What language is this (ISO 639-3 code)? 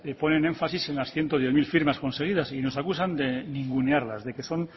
spa